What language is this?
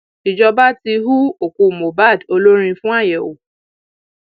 Yoruba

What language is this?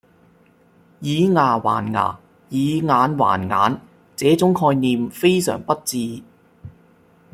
Cantonese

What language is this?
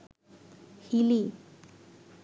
Bangla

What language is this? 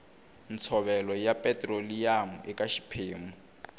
Tsonga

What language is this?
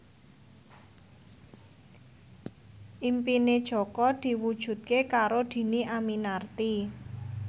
Javanese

